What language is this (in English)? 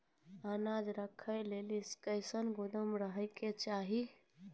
Maithili